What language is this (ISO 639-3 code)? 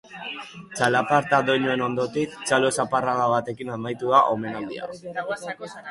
eus